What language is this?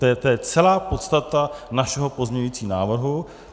Czech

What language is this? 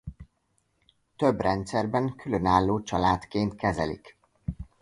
Hungarian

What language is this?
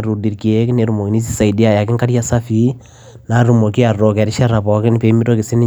Masai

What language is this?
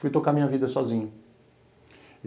Portuguese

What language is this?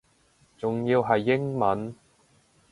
Cantonese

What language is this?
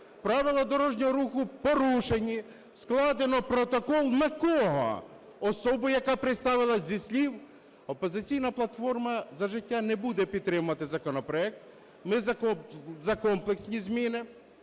Ukrainian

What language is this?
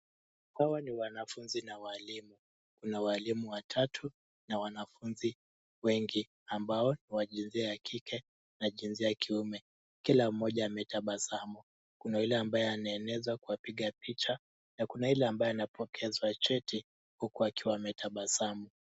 Swahili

